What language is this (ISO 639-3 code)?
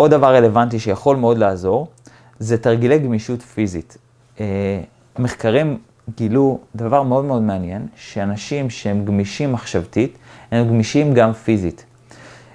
heb